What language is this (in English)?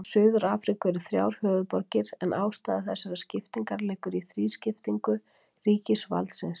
Icelandic